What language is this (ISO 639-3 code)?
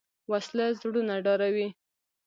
pus